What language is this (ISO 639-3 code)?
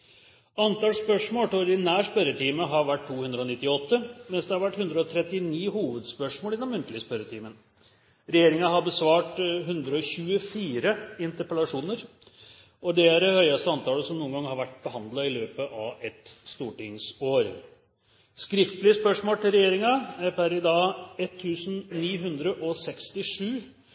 nob